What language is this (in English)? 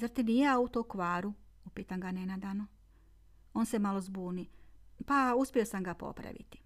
Croatian